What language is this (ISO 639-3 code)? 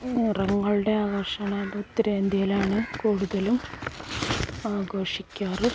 mal